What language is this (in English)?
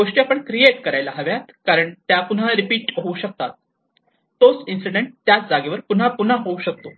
Marathi